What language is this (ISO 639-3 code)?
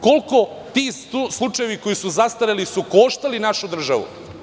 srp